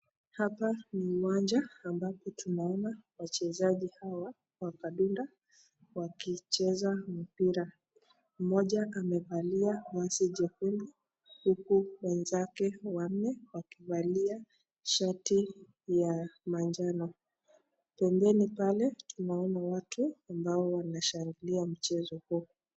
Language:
Swahili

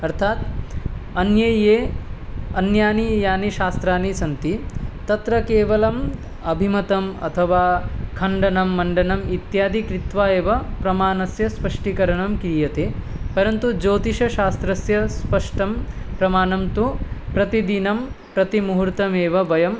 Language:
Sanskrit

